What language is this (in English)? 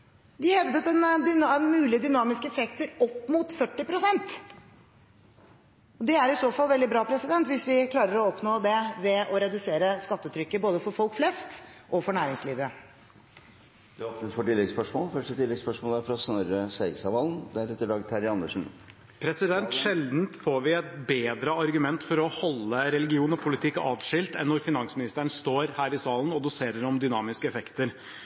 Norwegian